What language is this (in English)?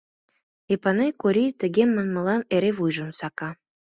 Mari